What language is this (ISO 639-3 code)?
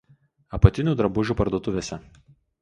lit